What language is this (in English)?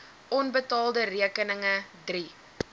Afrikaans